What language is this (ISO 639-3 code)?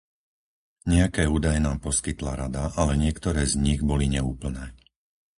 slk